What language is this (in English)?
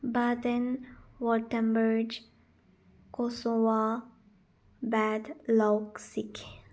Manipuri